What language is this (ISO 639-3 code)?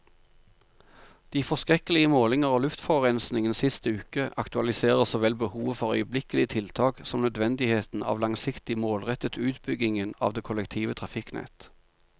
nor